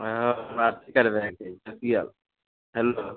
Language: Maithili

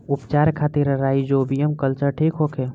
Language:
Bhojpuri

